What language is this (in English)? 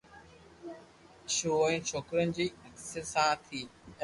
Loarki